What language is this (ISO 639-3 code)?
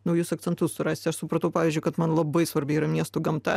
lit